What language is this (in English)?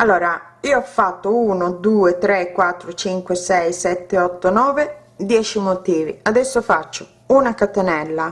Italian